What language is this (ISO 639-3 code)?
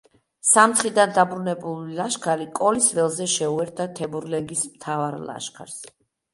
kat